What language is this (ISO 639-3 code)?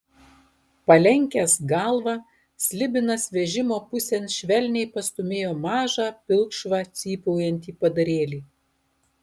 lit